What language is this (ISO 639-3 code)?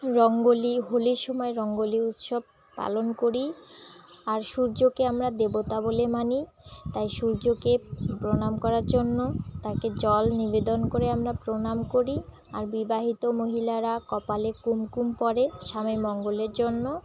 ben